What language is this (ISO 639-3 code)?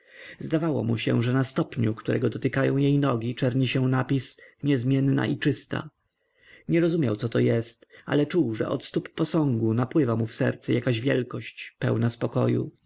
pol